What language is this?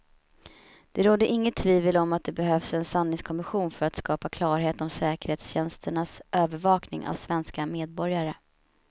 Swedish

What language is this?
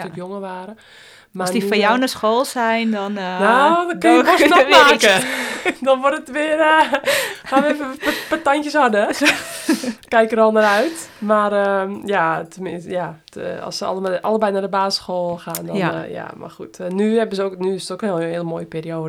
Dutch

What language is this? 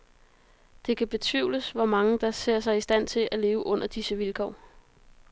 Danish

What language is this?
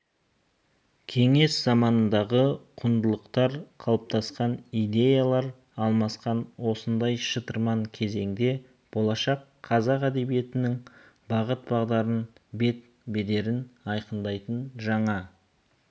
Kazakh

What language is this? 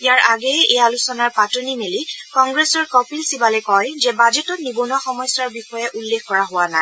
Assamese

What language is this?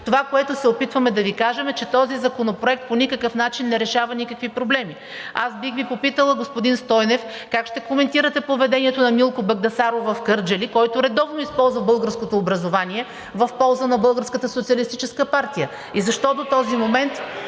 Bulgarian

